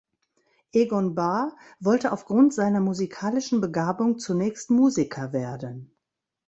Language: German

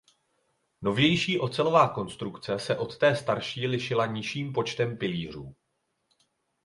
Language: Czech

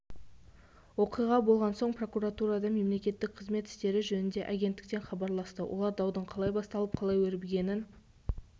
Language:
Kazakh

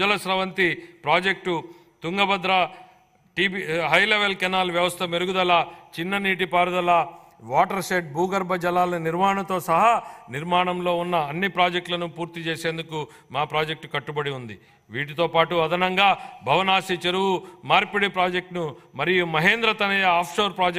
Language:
Telugu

